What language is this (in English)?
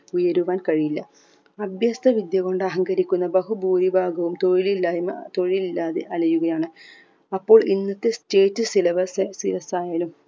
Malayalam